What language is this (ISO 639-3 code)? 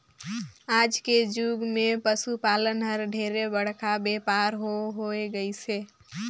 hne